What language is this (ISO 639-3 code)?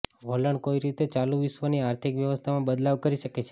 guj